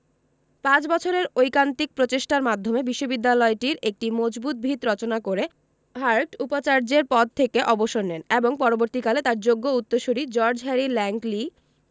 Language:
Bangla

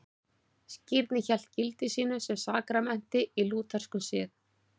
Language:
Icelandic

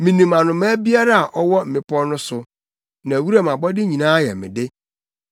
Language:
Akan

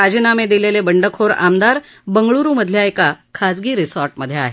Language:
Marathi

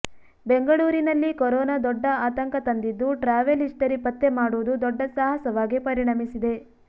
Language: Kannada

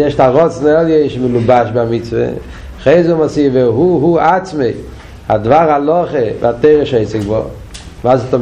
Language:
Hebrew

